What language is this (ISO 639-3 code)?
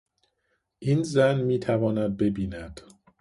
fas